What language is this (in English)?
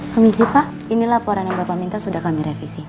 Indonesian